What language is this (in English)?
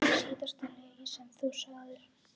Icelandic